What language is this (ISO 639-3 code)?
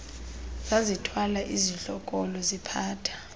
xho